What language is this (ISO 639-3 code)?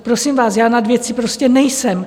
ces